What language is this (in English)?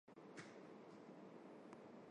Armenian